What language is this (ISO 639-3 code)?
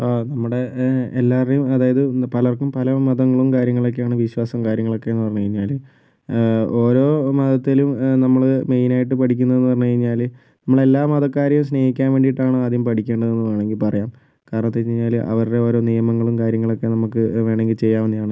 mal